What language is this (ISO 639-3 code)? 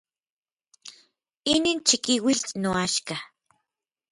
nlv